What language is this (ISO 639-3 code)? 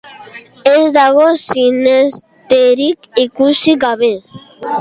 eus